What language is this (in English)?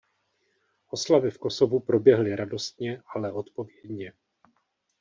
Czech